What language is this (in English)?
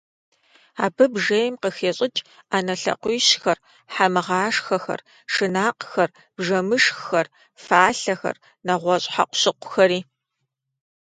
Kabardian